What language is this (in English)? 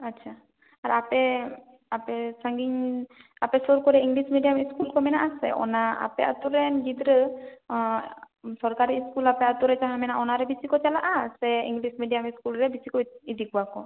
Santali